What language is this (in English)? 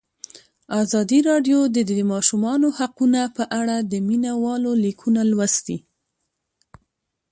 Pashto